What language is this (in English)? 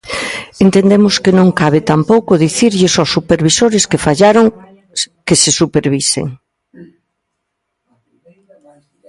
Galician